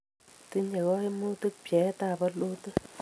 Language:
Kalenjin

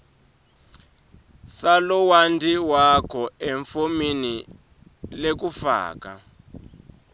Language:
Swati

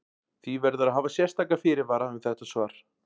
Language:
Icelandic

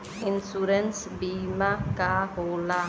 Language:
Bhojpuri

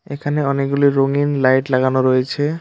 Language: Bangla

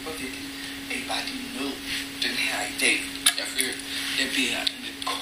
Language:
Danish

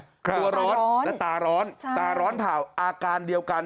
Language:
Thai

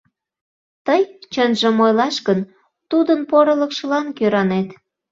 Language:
Mari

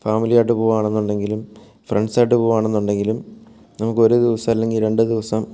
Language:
Malayalam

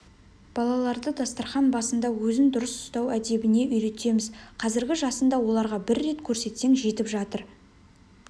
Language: Kazakh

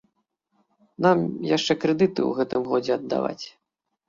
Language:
Belarusian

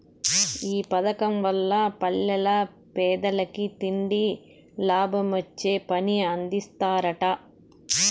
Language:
Telugu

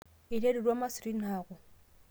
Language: Masai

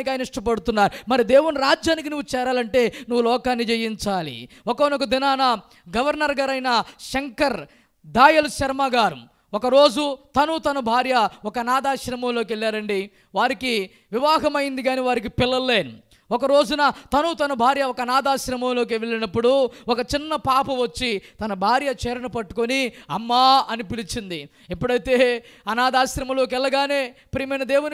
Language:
Hindi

